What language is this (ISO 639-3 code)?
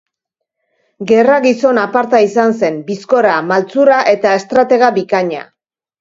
eus